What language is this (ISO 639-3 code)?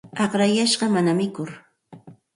qxt